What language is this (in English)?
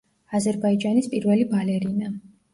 Georgian